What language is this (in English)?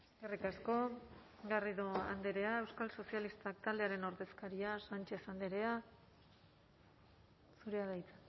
Basque